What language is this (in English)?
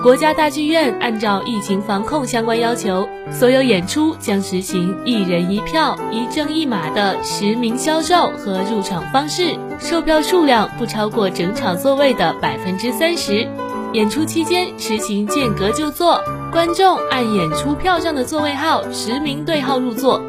Chinese